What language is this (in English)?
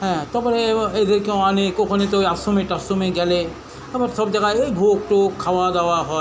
Bangla